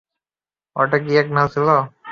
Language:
Bangla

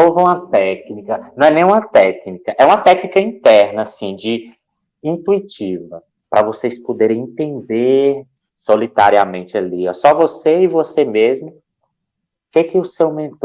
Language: Portuguese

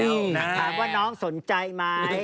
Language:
Thai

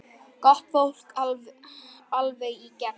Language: Icelandic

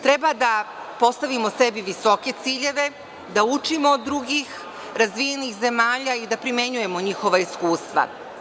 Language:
Serbian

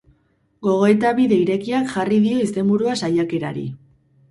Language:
Basque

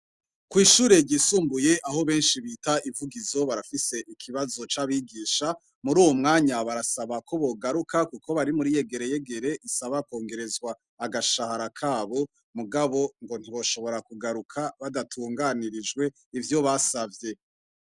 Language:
Rundi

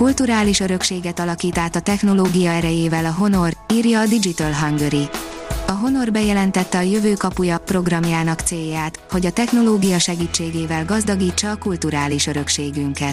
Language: Hungarian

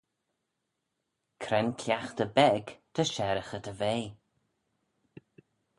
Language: Manx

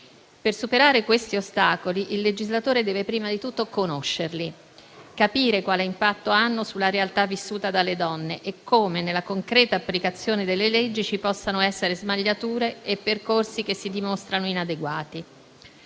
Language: Italian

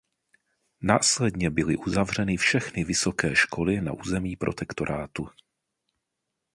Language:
Czech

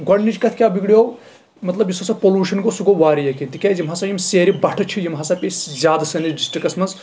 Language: Kashmiri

